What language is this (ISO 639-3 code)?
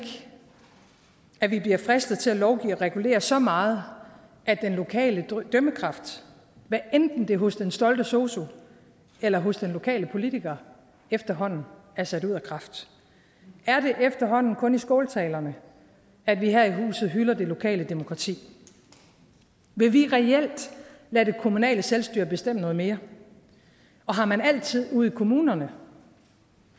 dan